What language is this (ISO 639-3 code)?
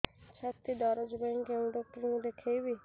ori